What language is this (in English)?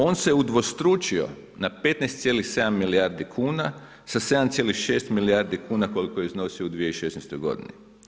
Croatian